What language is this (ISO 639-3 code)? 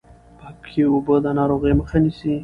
pus